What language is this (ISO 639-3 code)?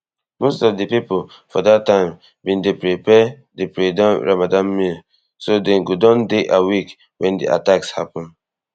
pcm